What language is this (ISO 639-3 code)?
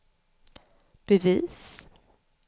swe